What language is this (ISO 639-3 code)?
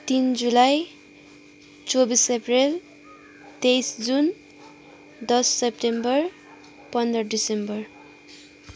nep